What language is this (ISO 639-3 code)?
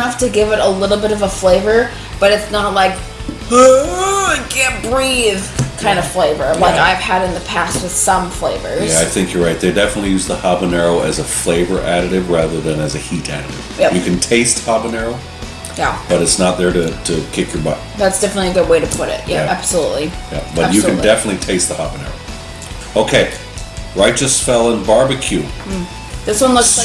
eng